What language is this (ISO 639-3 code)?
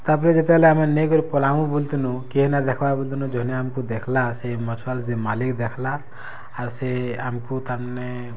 ori